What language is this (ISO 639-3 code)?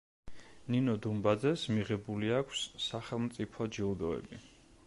kat